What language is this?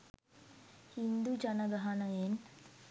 Sinhala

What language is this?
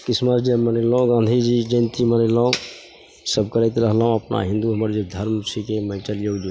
Maithili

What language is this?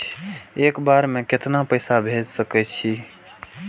Maithili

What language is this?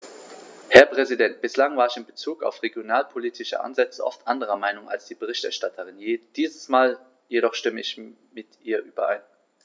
German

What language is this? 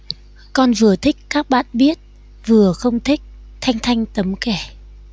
Vietnamese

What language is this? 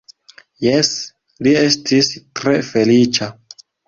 Esperanto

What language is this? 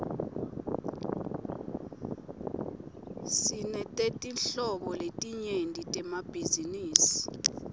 Swati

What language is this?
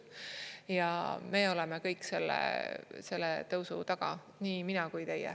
Estonian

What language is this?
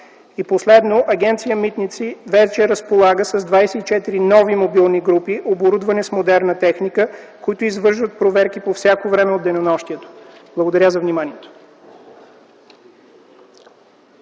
Bulgarian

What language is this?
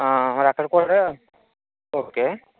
Telugu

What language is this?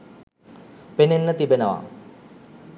Sinhala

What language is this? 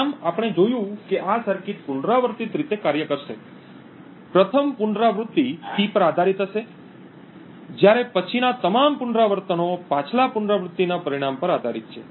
Gujarati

